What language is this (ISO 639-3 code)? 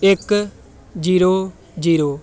pan